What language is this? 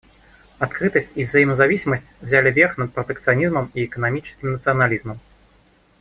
Russian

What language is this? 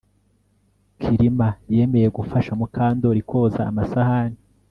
Kinyarwanda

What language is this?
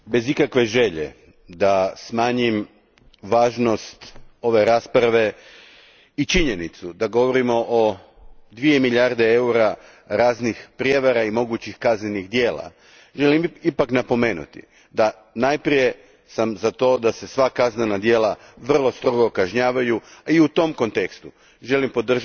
Croatian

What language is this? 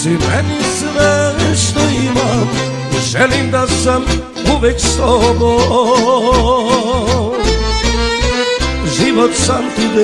Romanian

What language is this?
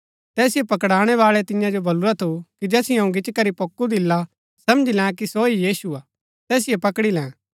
Gaddi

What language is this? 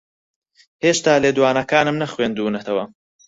Central Kurdish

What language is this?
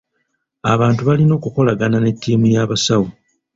Ganda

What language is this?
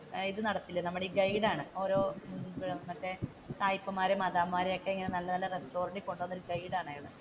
Malayalam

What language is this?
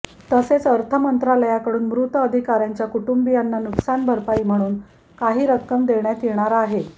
Marathi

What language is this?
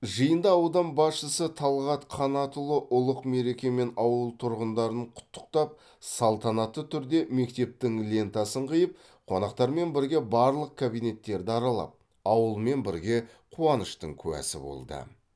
Kazakh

